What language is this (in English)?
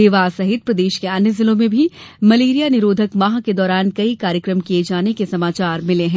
Hindi